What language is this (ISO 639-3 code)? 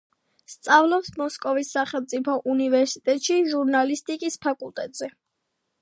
kat